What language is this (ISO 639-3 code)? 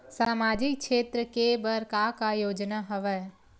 hne